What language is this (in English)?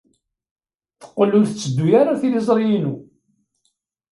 Kabyle